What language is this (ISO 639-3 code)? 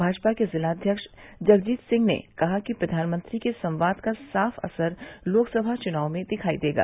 hin